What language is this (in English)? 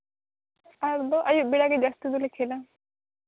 Santali